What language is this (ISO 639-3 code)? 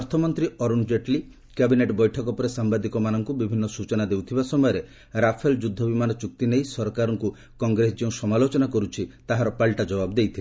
ori